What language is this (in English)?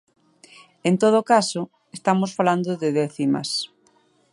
Galician